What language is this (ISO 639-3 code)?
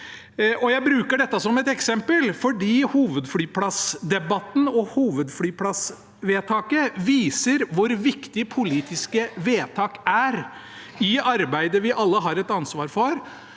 nor